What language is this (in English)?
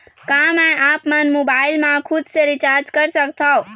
Chhattisgarhi